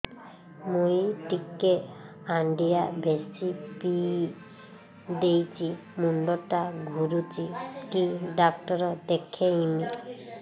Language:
Odia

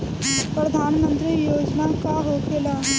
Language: Bhojpuri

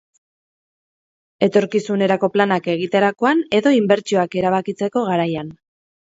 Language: Basque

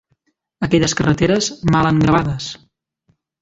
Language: Catalan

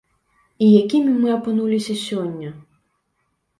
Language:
Belarusian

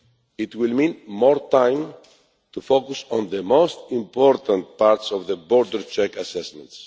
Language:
English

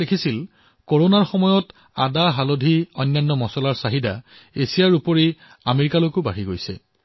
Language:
Assamese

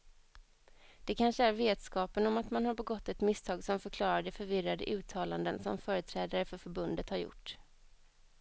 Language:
Swedish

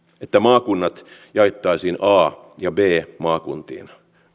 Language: Finnish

